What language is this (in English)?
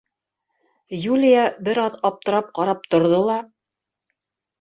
Bashkir